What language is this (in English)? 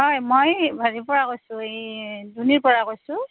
Assamese